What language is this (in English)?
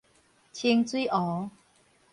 Min Nan Chinese